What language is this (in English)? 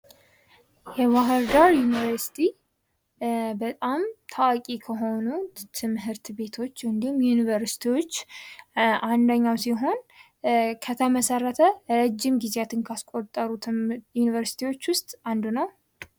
Amharic